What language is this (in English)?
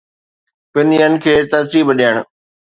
Sindhi